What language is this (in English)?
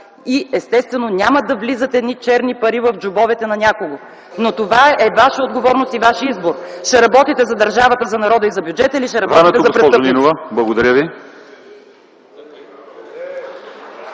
Bulgarian